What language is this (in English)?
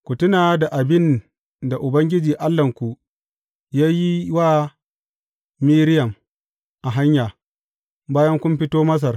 Hausa